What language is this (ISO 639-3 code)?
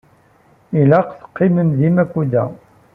kab